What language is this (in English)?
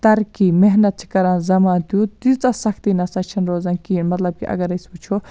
Kashmiri